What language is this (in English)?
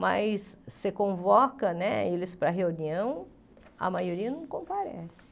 Portuguese